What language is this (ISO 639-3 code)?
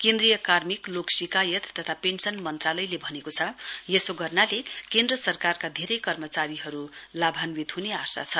nep